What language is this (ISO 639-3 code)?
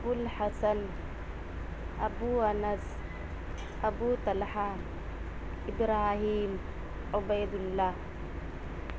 urd